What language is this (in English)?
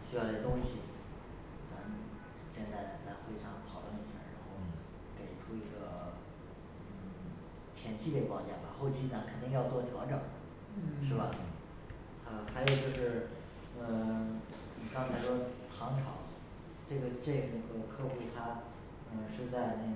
Chinese